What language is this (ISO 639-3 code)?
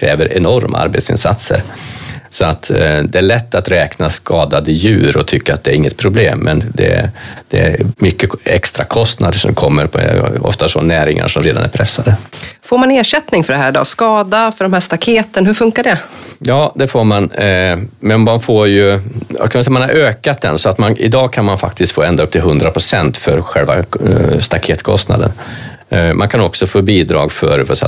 swe